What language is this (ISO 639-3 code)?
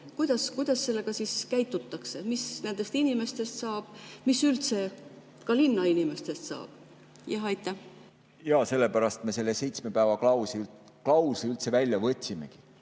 est